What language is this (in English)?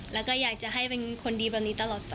Thai